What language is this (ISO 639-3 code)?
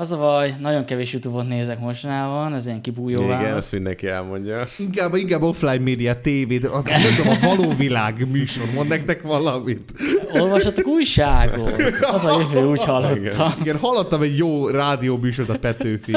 hun